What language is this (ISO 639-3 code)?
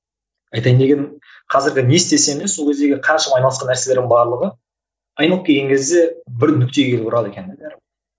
kaz